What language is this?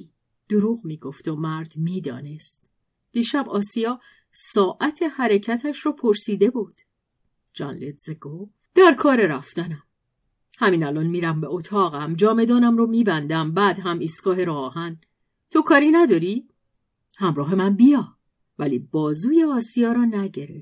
Persian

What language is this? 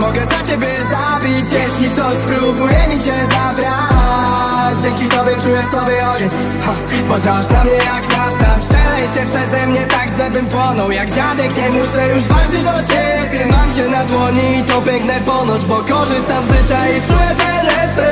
Polish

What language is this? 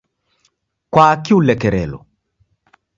Taita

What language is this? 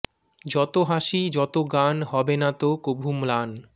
Bangla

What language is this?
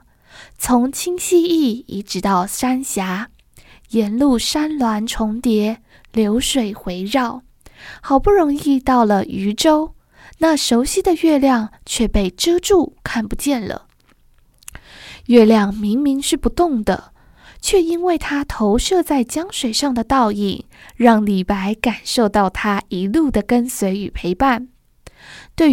Chinese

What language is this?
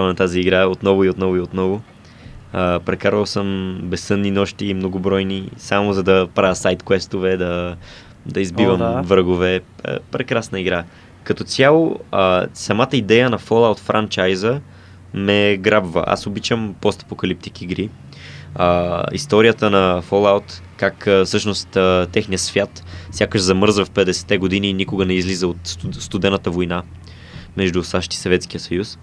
Bulgarian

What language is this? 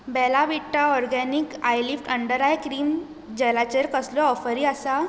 Konkani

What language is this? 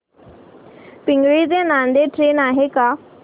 Marathi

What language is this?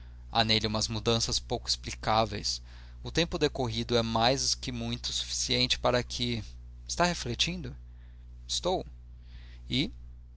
Portuguese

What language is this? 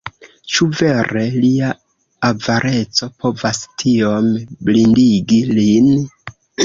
Esperanto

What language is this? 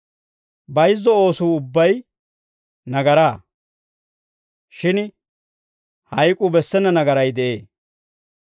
Dawro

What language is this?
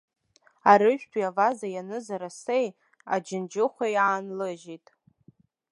Abkhazian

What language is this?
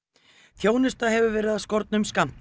Icelandic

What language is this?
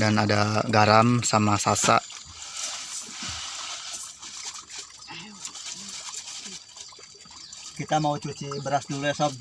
Indonesian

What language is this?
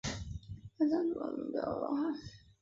Chinese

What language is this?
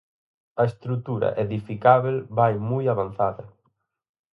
Galician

